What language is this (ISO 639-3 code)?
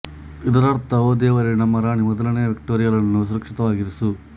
kan